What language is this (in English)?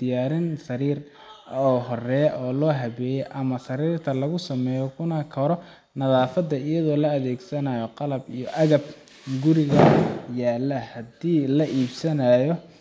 Somali